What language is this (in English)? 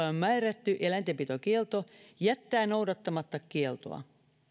Finnish